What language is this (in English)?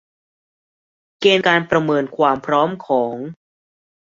Thai